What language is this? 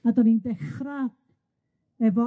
Welsh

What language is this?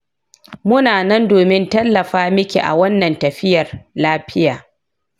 Hausa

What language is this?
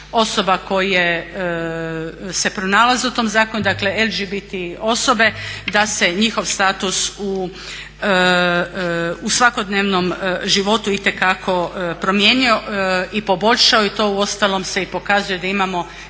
Croatian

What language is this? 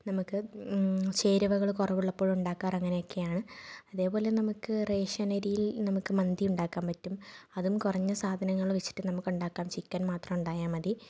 Malayalam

